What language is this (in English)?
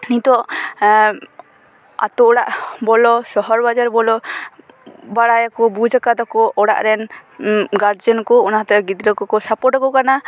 Santali